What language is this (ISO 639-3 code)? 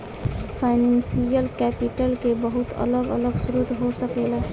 bho